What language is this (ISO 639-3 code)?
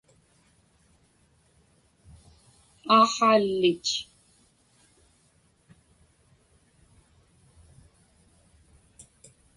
ipk